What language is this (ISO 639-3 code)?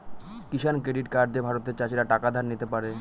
ben